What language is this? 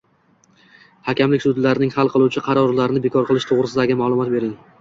Uzbek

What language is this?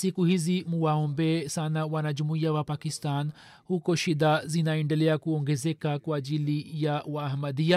Swahili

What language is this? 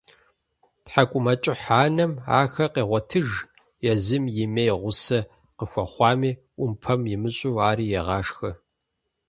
Kabardian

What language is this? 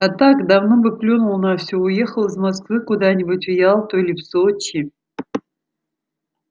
Russian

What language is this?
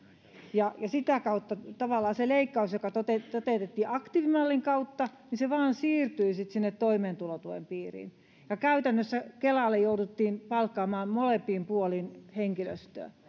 Finnish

